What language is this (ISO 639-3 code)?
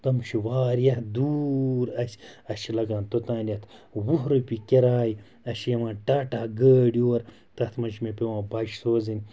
kas